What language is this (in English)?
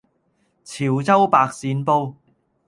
Cantonese